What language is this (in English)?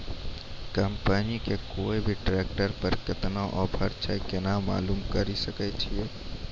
Maithili